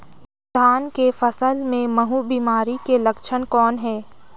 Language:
Chhattisgarhi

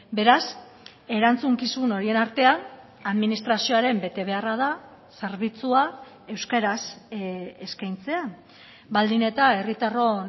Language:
Basque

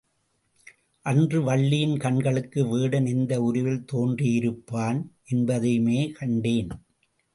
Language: Tamil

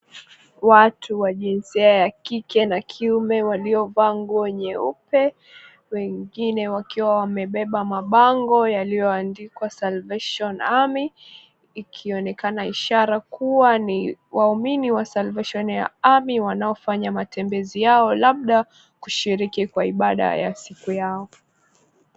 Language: Swahili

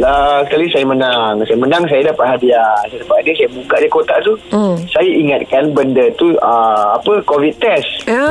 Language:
Malay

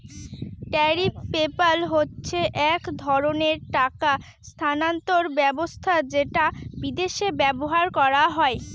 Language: Bangla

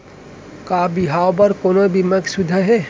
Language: Chhattisgarhi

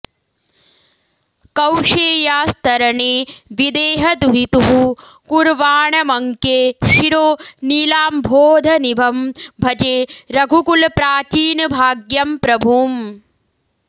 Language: Sanskrit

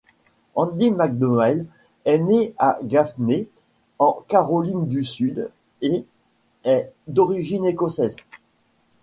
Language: French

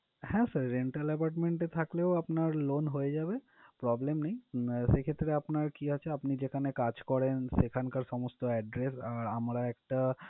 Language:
Bangla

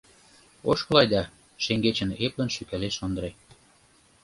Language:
Mari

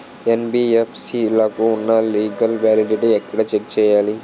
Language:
Telugu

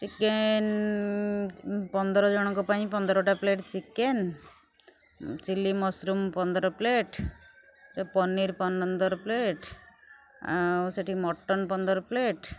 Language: Odia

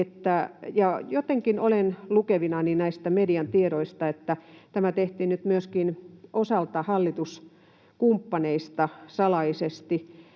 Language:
Finnish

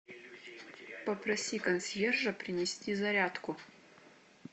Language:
Russian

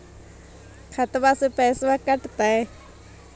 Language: Magahi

